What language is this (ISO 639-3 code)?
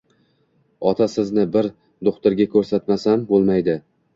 uzb